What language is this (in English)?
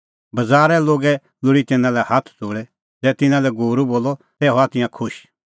Kullu Pahari